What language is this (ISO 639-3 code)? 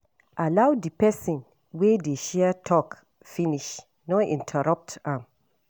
pcm